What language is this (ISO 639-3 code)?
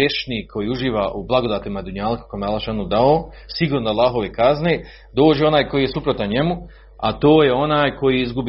hrv